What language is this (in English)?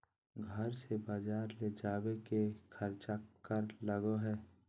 Magahi